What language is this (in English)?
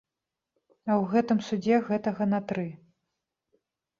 Belarusian